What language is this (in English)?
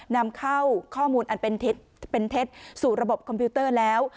Thai